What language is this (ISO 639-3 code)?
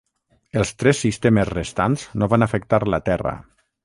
cat